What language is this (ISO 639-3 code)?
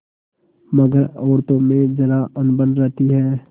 hin